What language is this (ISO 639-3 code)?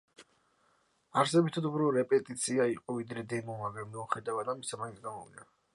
kat